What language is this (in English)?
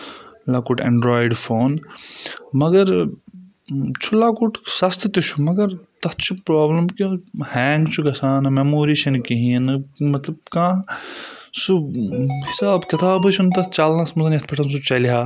Kashmiri